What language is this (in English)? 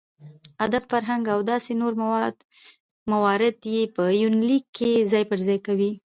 Pashto